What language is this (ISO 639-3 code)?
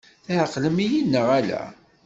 kab